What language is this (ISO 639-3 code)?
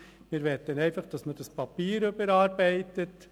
gsw